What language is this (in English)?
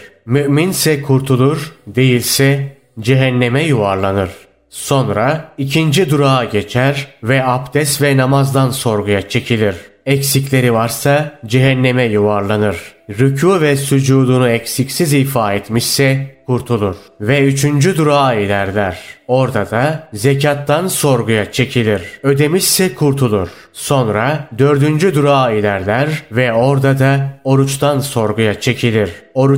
Turkish